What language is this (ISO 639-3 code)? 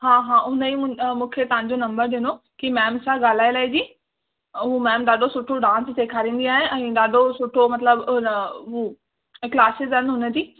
snd